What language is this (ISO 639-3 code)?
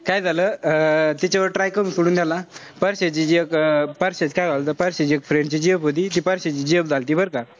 mar